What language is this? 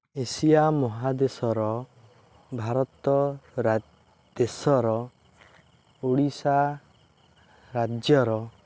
Odia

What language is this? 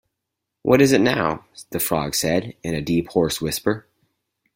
English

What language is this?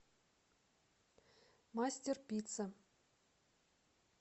Russian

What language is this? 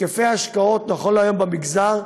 Hebrew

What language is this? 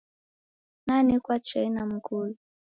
Taita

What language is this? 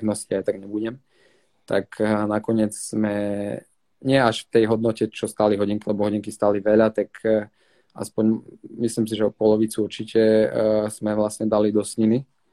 Slovak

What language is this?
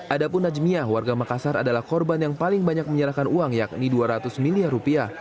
Indonesian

